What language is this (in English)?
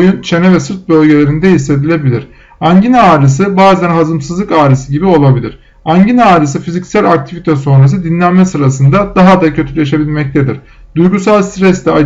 Turkish